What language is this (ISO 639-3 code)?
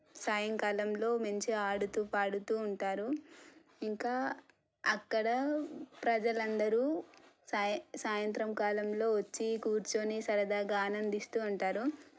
tel